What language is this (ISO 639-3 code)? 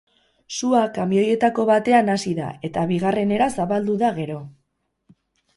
eus